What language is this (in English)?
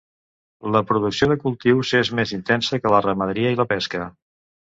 Catalan